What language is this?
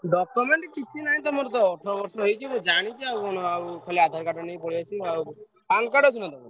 Odia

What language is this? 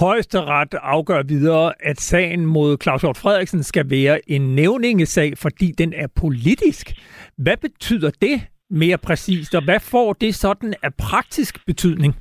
Danish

